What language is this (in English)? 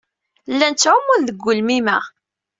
Kabyle